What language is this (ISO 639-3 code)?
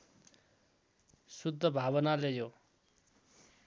nep